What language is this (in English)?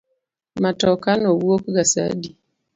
Luo (Kenya and Tanzania)